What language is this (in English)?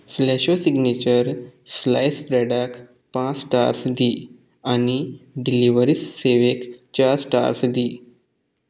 Konkani